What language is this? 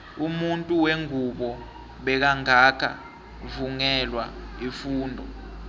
South Ndebele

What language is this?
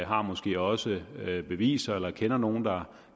Danish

